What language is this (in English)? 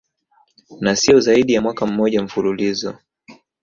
Swahili